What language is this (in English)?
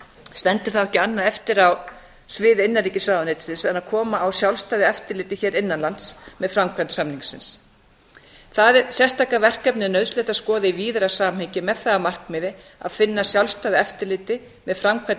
Icelandic